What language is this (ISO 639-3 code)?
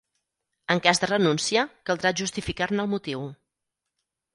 cat